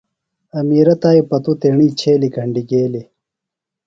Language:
Phalura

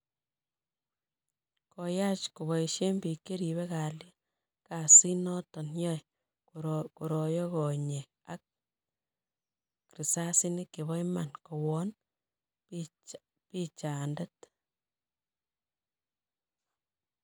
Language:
Kalenjin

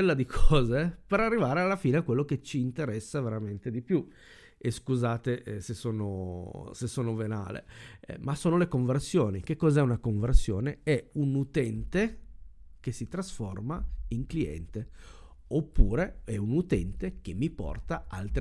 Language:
Italian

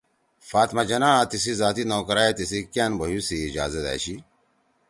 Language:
Torwali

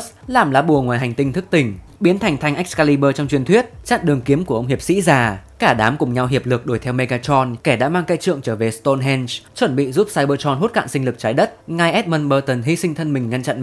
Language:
Vietnamese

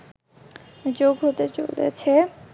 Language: Bangla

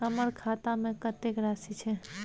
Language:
Maithili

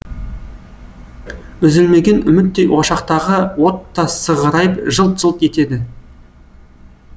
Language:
Kazakh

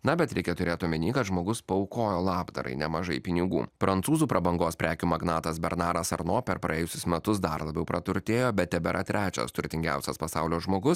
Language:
Lithuanian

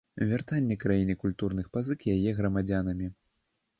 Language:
Belarusian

